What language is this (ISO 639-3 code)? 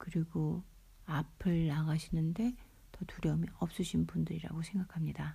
kor